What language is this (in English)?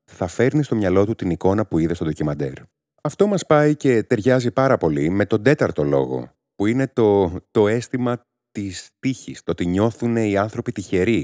Greek